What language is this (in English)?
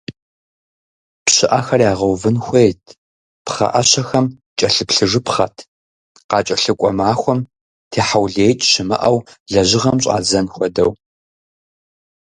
Kabardian